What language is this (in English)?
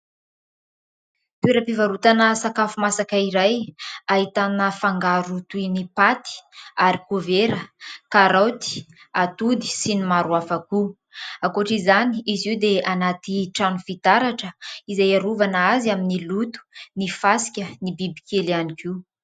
Malagasy